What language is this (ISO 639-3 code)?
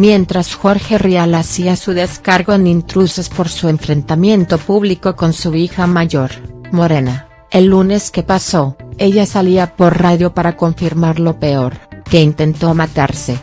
spa